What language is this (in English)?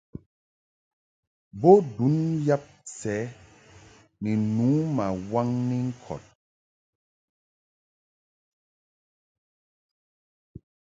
Mungaka